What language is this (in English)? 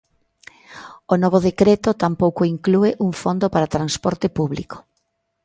Galician